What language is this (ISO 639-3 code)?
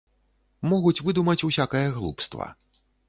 bel